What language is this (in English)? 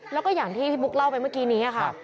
Thai